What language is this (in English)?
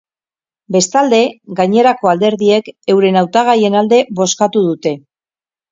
Basque